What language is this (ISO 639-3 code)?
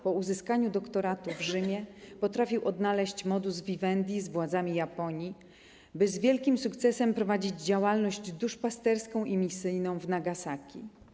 pol